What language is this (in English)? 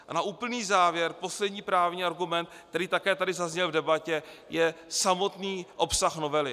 Czech